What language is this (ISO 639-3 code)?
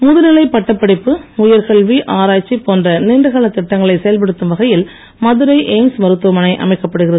tam